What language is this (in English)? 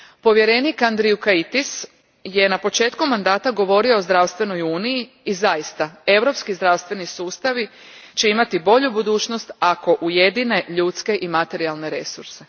Croatian